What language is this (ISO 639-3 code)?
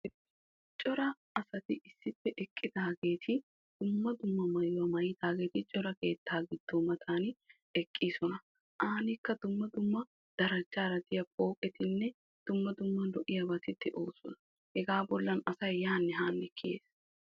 wal